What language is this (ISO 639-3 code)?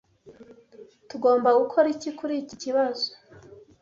kin